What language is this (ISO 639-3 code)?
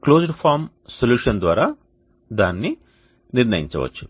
tel